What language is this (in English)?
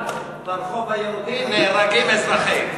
Hebrew